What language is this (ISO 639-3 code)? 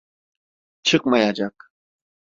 tur